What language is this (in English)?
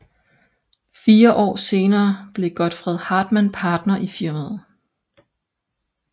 Danish